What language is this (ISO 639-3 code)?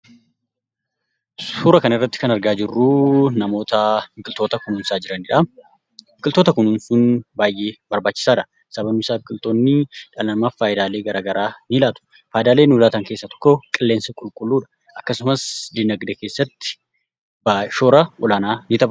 orm